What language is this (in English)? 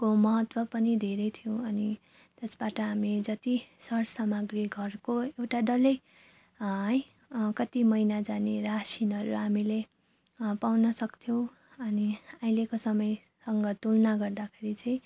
Nepali